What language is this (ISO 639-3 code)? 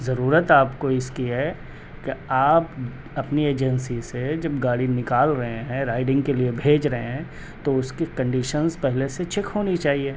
urd